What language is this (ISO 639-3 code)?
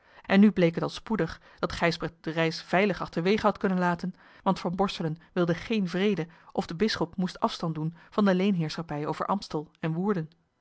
nld